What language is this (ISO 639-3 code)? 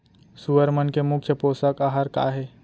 hne